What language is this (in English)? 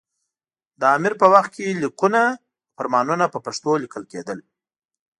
Pashto